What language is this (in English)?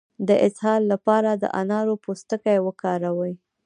Pashto